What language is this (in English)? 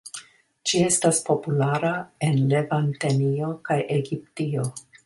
Esperanto